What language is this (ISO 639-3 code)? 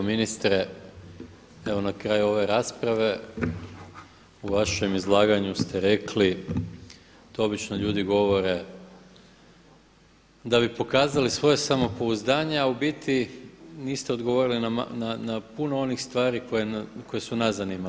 hrv